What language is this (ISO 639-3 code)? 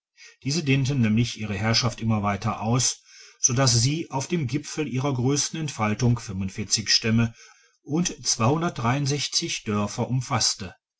deu